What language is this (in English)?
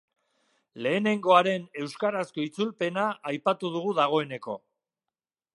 Basque